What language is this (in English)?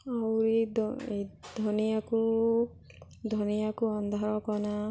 Odia